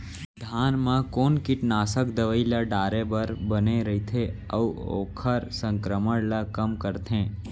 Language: Chhattisgarhi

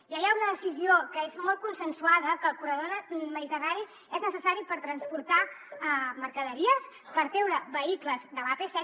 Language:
Catalan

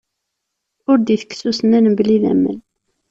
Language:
Kabyle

